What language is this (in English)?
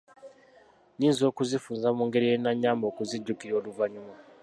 Ganda